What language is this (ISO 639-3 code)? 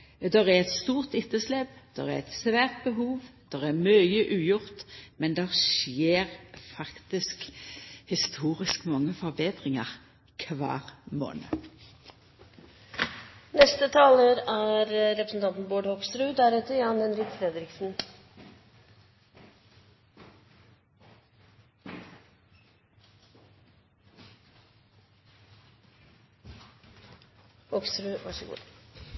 nor